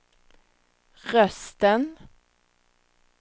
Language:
Swedish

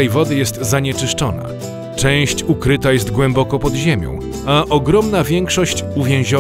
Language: Polish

